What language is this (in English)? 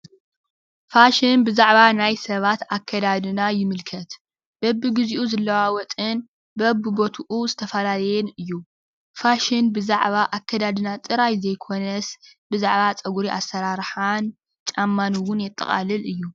Tigrinya